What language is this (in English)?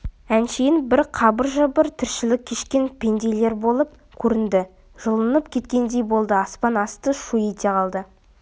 Kazakh